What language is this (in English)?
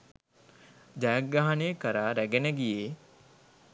Sinhala